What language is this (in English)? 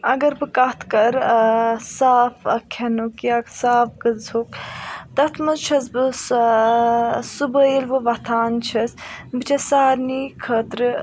Kashmiri